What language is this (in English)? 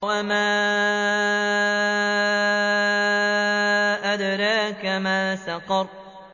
Arabic